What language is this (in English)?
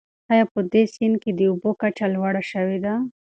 Pashto